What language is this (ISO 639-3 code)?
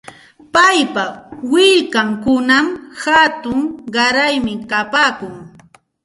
qxt